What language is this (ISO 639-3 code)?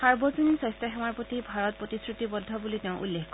asm